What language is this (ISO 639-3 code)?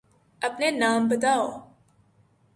urd